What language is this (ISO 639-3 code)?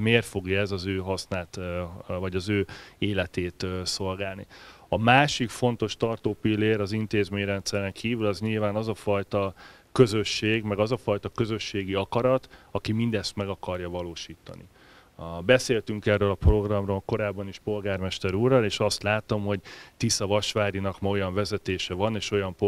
hun